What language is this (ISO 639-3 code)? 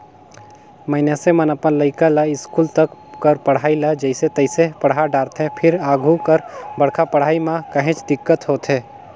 hne